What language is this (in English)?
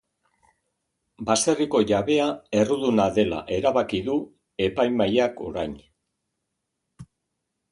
Basque